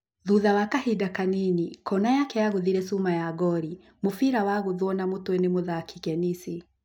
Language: Kikuyu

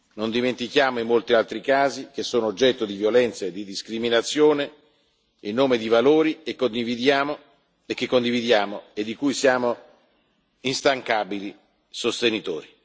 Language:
Italian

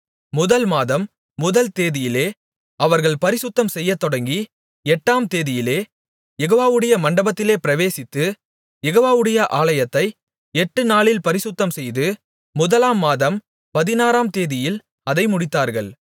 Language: Tamil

